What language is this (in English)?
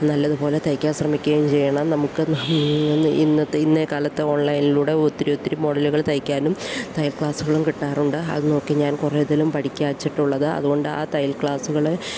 Malayalam